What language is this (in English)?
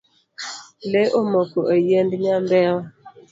Luo (Kenya and Tanzania)